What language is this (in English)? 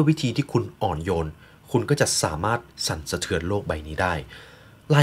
Thai